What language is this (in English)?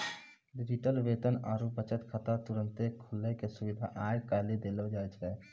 Maithili